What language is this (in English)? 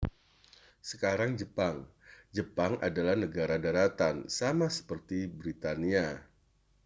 Indonesian